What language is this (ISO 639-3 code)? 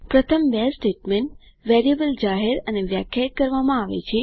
guj